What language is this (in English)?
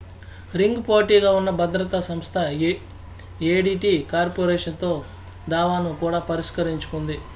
Telugu